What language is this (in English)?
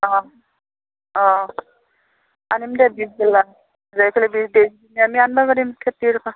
Assamese